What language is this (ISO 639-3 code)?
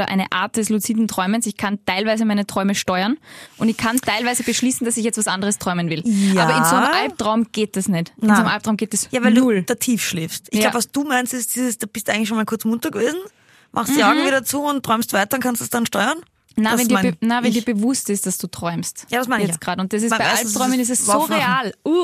deu